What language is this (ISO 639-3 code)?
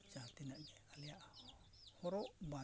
sat